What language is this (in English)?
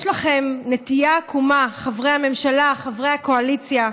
Hebrew